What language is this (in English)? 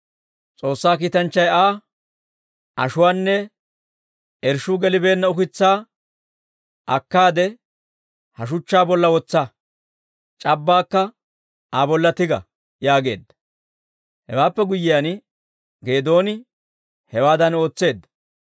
Dawro